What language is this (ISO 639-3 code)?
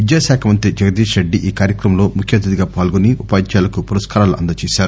tel